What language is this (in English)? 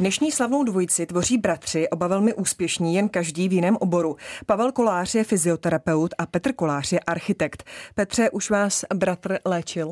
Czech